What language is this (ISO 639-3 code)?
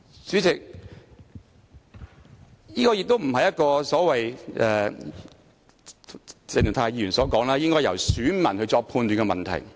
yue